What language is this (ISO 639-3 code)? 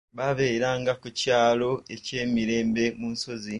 lug